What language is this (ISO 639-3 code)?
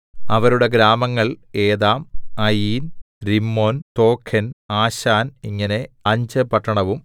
mal